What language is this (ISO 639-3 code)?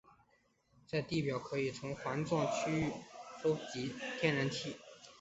zho